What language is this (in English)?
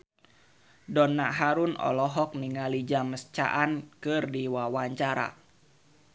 Sundanese